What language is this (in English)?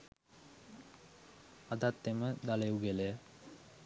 Sinhala